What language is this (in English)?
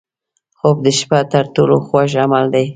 Pashto